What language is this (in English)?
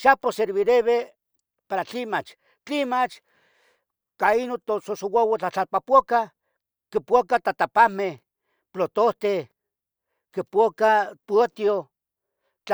Tetelcingo Nahuatl